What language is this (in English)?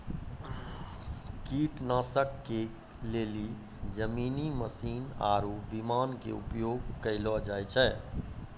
Maithili